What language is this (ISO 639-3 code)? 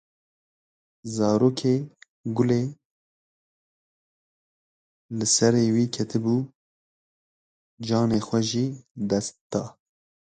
kur